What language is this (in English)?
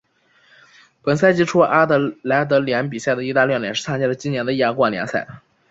Chinese